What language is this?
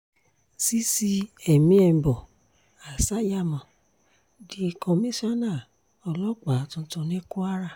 Yoruba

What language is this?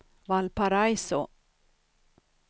Swedish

